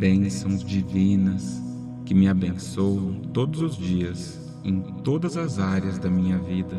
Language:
Portuguese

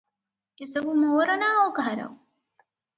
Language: Odia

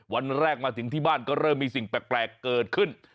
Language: Thai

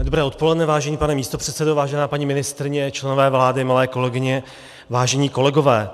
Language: Czech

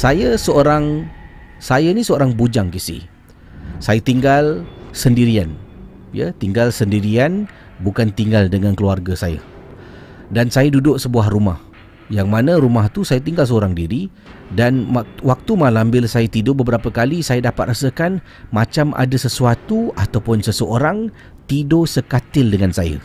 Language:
Malay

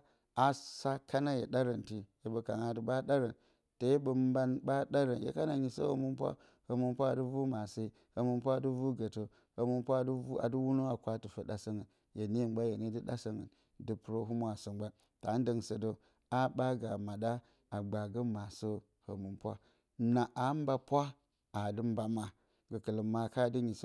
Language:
Bacama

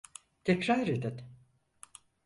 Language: Turkish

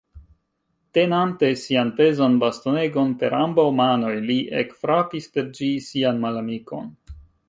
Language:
Esperanto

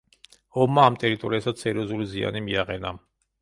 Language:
Georgian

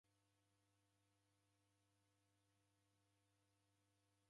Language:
Taita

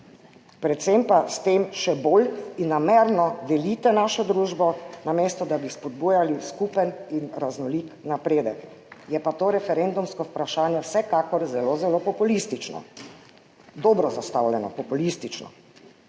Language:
Slovenian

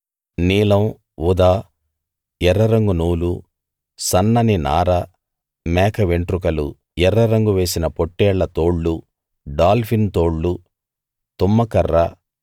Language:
Telugu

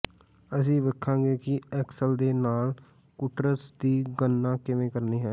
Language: Punjabi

